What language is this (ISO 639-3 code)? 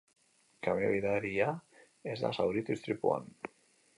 eus